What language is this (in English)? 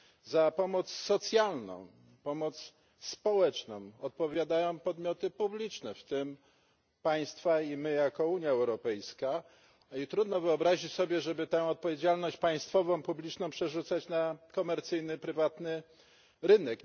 Polish